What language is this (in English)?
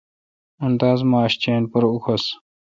Kalkoti